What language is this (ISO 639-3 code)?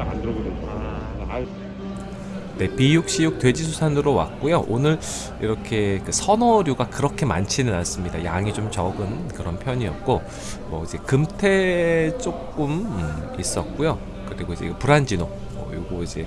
kor